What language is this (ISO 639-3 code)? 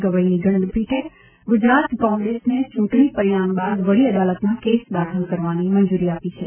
guj